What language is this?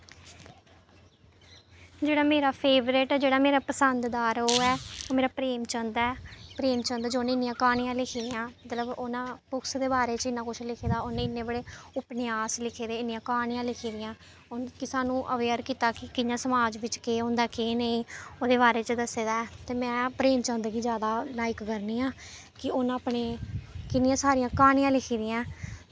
Dogri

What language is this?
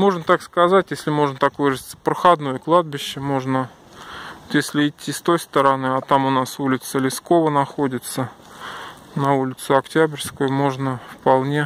Russian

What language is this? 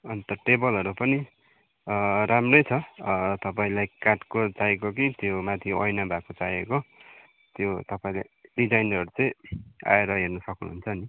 Nepali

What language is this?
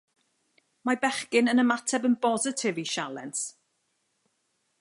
Welsh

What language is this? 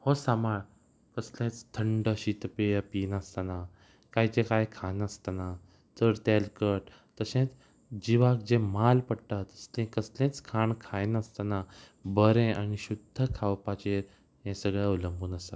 Konkani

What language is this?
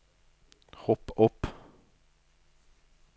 Norwegian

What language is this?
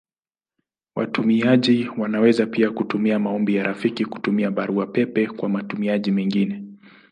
Swahili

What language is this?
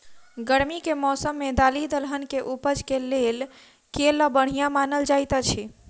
Maithili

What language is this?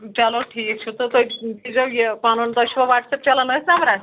Kashmiri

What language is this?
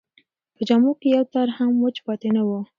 Pashto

